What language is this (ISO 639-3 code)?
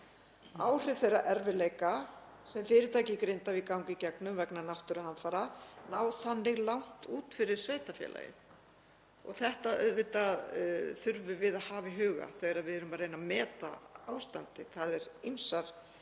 isl